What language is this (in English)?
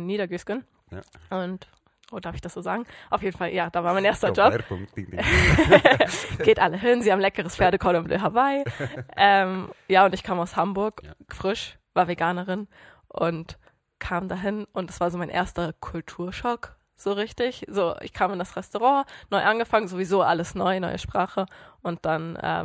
German